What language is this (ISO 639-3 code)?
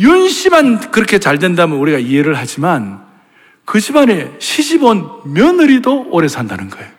kor